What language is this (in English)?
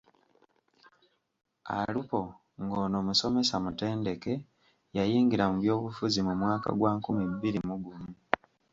Ganda